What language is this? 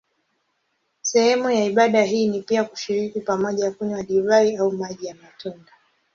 Swahili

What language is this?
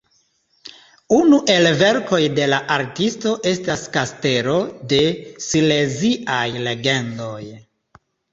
Esperanto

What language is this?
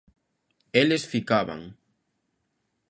Galician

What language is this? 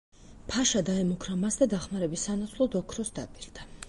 Georgian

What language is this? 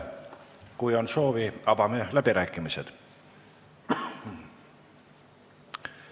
Estonian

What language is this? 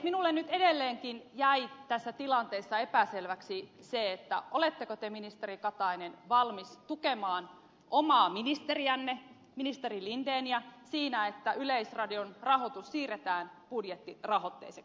Finnish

